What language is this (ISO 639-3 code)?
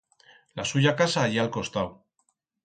arg